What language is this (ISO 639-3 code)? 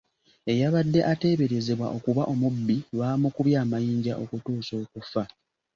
lug